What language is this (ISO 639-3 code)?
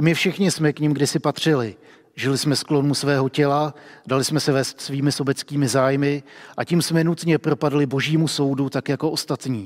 ces